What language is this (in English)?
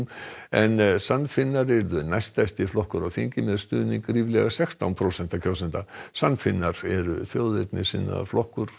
Icelandic